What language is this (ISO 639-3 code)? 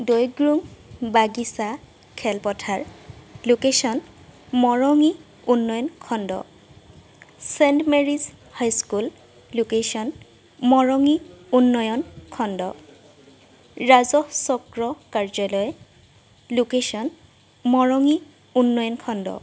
asm